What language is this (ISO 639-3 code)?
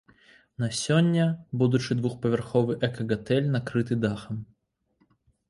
bel